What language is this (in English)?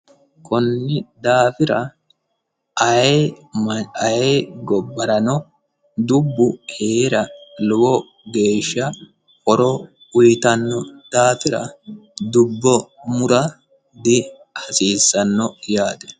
Sidamo